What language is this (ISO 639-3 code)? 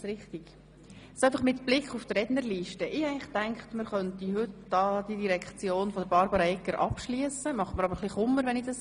gsw